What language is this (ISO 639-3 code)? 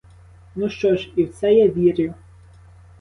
ukr